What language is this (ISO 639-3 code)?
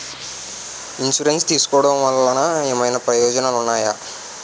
tel